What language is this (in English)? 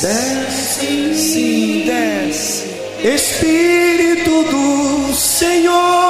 Portuguese